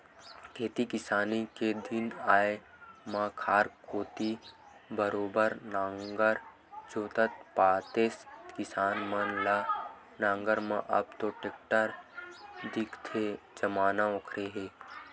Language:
Chhattisgarhi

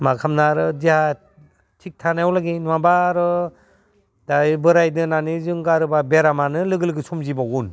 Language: Bodo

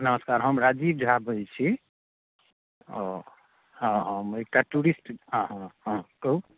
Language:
Maithili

